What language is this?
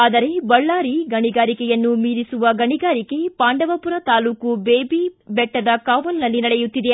Kannada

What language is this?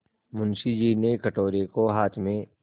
Hindi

